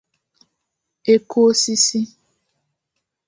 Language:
Igbo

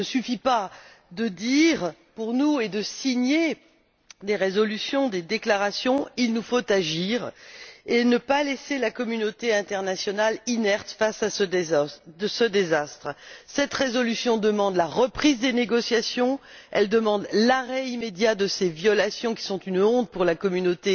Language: French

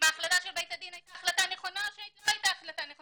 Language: Hebrew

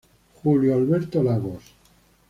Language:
Spanish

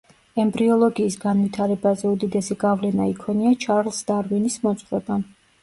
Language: Georgian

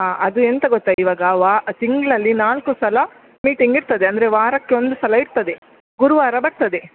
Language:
Kannada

